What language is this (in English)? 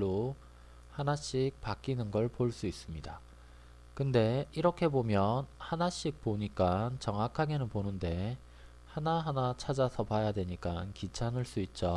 Korean